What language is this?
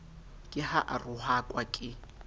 Southern Sotho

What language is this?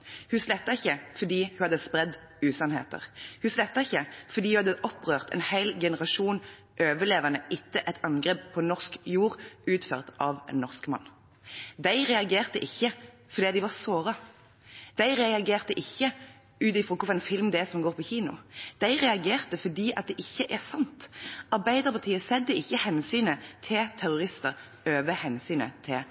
Norwegian Bokmål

